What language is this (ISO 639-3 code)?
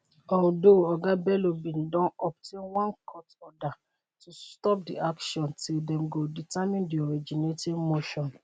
pcm